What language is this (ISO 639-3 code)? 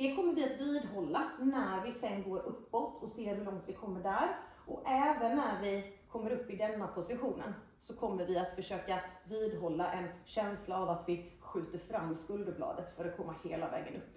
swe